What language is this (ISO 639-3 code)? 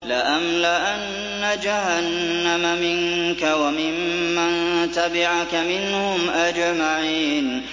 ara